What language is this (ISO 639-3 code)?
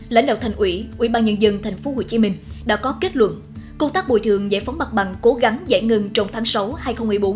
vie